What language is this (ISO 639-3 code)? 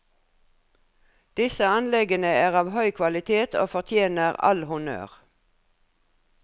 nor